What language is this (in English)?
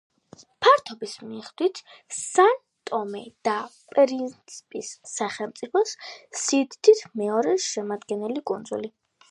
Georgian